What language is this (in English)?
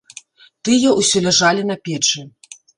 Belarusian